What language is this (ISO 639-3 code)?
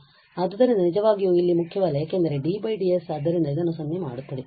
kan